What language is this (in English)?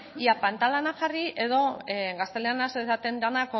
Basque